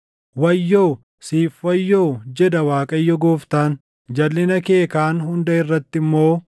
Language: Oromo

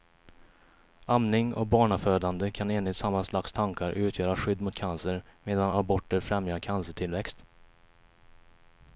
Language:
Swedish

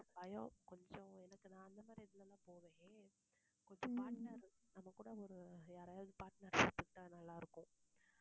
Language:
Tamil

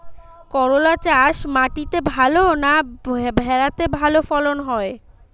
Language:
Bangla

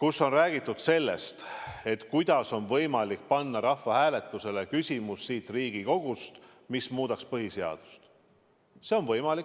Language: Estonian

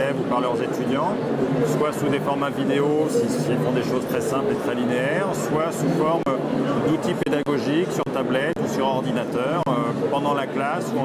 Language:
French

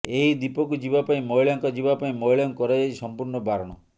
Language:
Odia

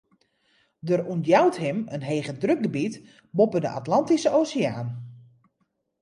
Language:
Western Frisian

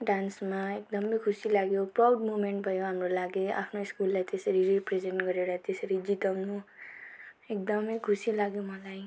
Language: Nepali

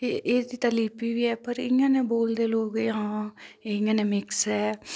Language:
Dogri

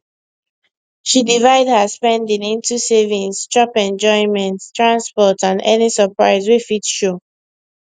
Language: Nigerian Pidgin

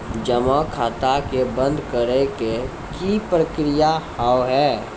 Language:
Maithili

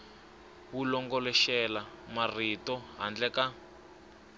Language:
Tsonga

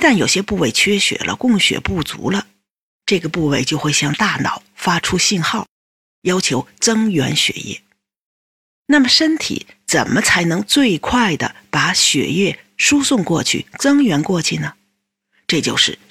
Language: Chinese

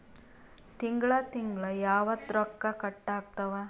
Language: Kannada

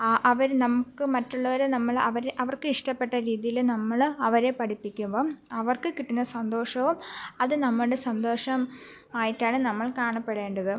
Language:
Malayalam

